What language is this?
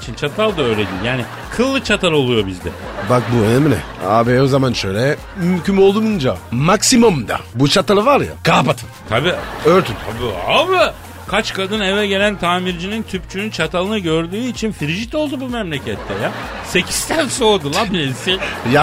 Turkish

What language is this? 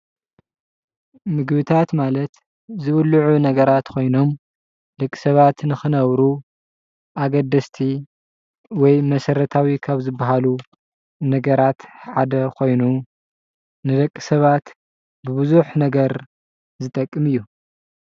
Tigrinya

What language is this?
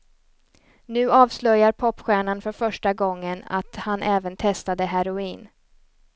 Swedish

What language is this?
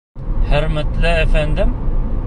Bashkir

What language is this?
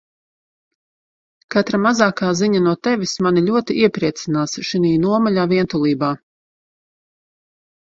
Latvian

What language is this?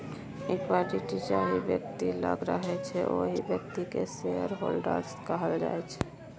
Maithili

